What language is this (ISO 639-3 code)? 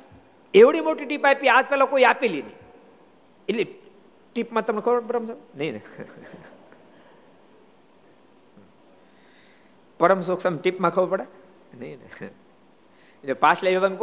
guj